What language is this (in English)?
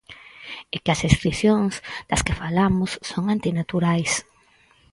Galician